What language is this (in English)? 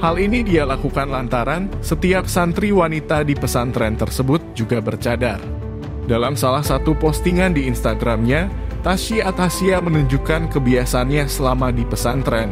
Indonesian